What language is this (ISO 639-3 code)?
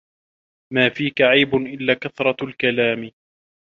ara